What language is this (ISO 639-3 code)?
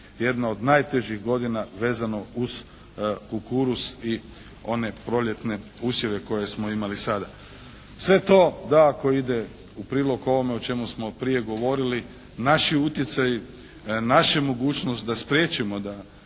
hrv